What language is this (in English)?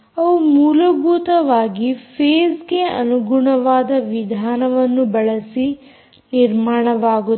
Kannada